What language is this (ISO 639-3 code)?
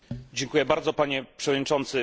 pol